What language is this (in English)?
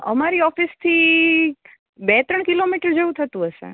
Gujarati